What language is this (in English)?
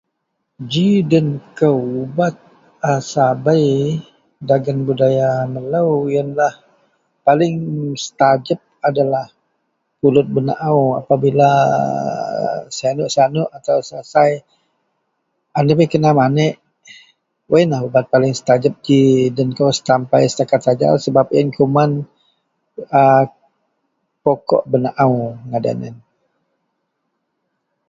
Central Melanau